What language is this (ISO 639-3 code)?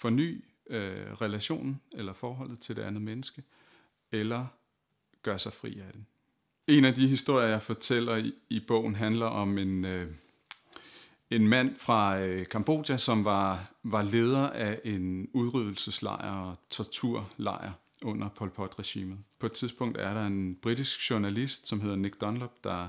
dan